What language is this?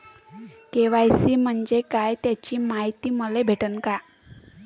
Marathi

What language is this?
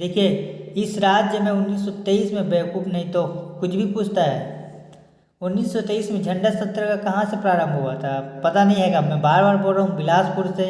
Hindi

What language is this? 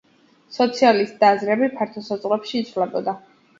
Georgian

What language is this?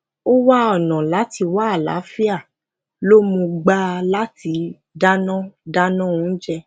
Yoruba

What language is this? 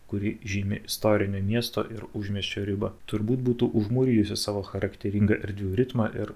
Lithuanian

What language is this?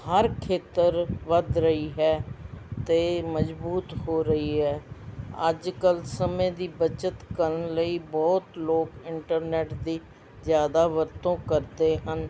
Punjabi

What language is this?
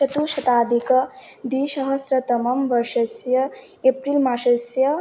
Sanskrit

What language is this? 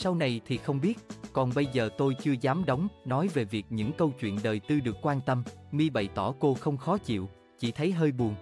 Vietnamese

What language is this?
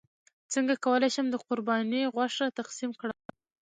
Pashto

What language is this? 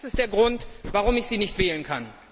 German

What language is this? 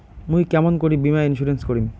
Bangla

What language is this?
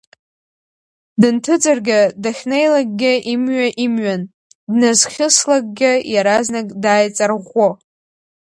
Abkhazian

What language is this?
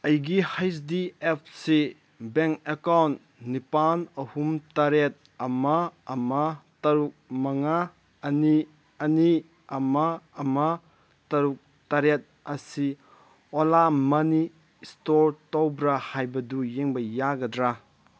Manipuri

